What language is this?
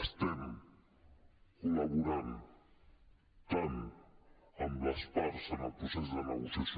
Catalan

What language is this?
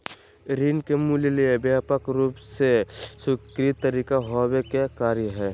Magahi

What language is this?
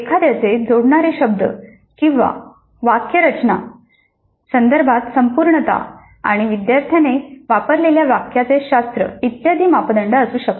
Marathi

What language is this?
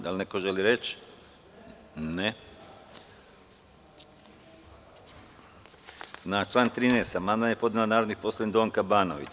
Serbian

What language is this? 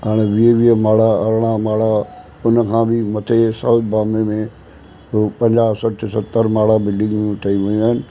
Sindhi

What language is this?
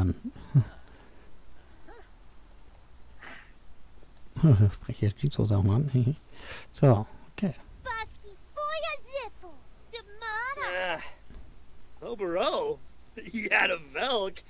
German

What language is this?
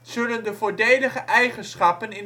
Dutch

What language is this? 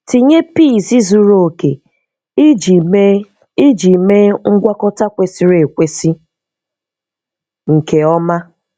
Igbo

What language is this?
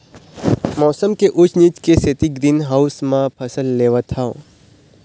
Chhattisgarhi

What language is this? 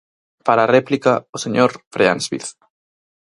Galician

